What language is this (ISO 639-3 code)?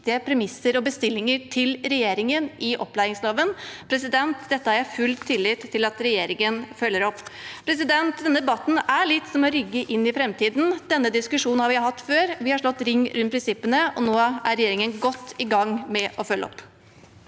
nor